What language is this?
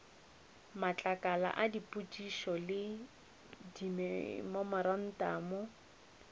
Northern Sotho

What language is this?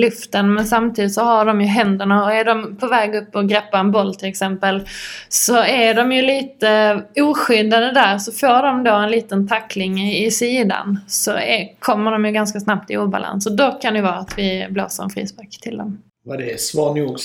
Swedish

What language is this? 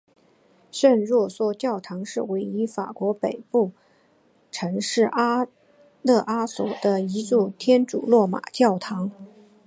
Chinese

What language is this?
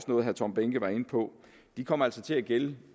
Danish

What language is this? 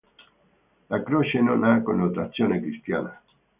Italian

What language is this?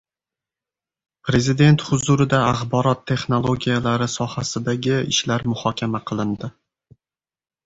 Uzbek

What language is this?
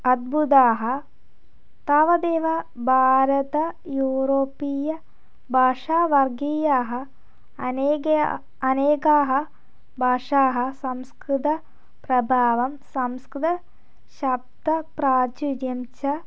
Sanskrit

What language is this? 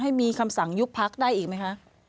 Thai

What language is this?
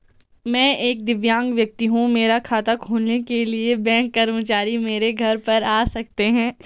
Hindi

